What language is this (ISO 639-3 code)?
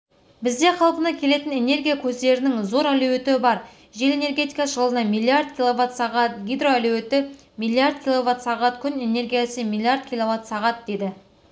kaz